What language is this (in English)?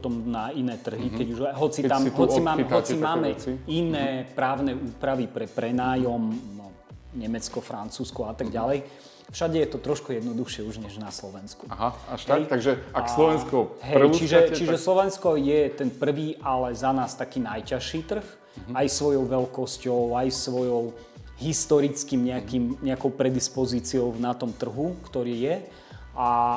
Slovak